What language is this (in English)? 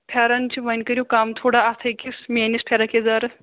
Kashmiri